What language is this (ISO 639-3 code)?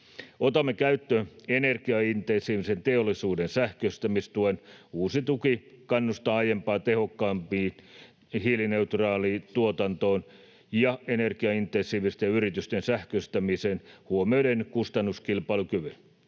fin